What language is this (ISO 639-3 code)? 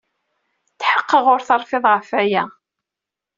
kab